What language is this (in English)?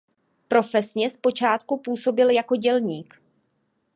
Czech